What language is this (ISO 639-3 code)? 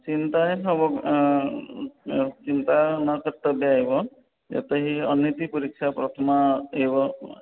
san